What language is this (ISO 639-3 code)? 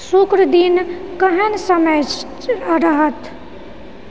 mai